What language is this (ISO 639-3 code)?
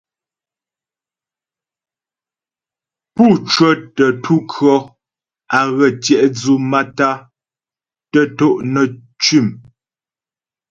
bbj